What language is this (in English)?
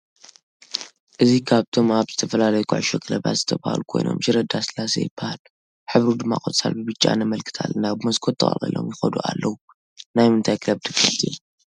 Tigrinya